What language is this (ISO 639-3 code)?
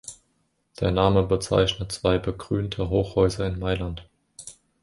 deu